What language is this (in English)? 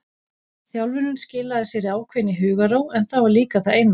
Icelandic